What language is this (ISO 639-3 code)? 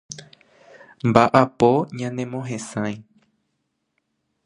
grn